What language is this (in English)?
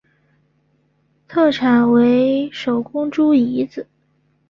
Chinese